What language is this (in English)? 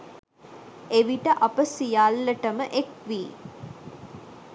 Sinhala